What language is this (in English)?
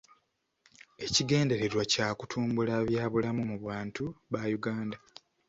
Ganda